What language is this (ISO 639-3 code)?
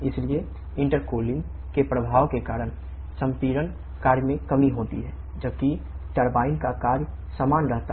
hin